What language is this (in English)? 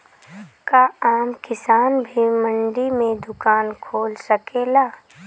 Bhojpuri